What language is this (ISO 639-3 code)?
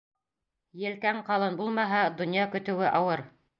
bak